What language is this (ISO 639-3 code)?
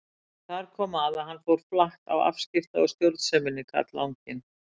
isl